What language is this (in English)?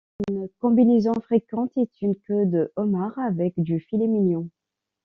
French